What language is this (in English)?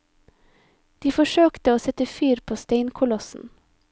Norwegian